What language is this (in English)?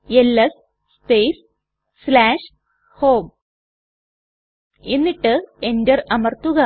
Malayalam